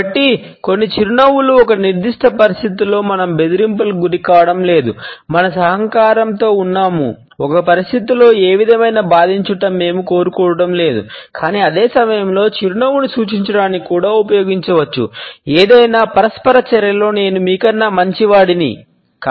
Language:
Telugu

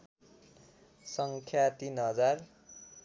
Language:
Nepali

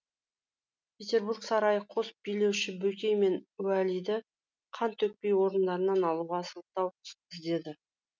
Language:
Kazakh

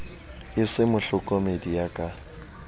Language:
Southern Sotho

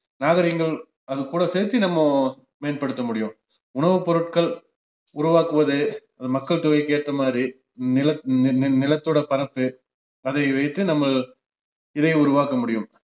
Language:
Tamil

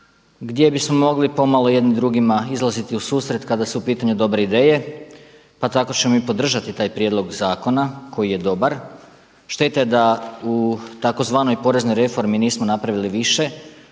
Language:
Croatian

